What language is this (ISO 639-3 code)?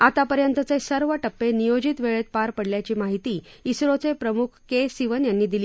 mar